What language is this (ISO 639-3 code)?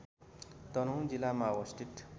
nep